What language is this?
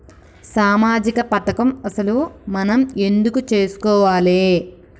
Telugu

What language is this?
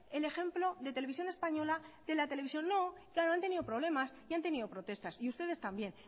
Spanish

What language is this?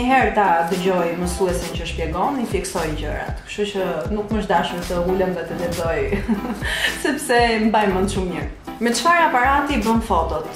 Polish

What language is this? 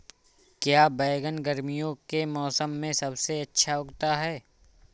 Hindi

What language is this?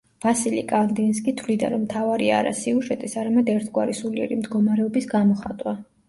Georgian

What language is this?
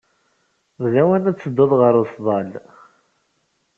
Kabyle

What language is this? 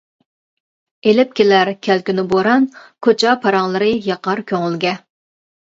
Uyghur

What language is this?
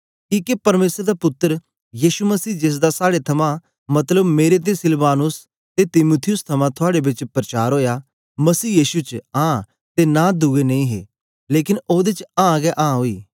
Dogri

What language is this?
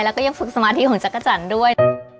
Thai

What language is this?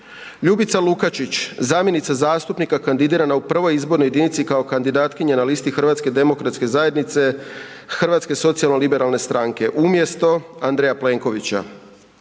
Croatian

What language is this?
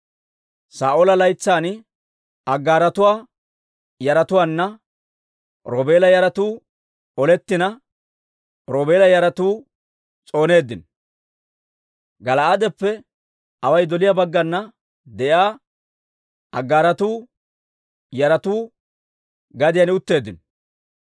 Dawro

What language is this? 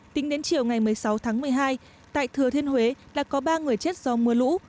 Vietnamese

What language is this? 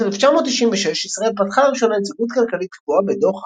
Hebrew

